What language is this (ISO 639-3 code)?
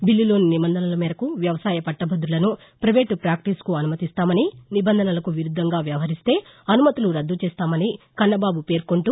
tel